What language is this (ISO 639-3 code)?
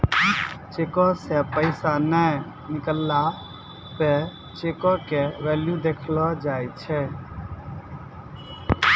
mai